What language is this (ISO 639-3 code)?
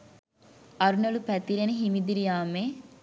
sin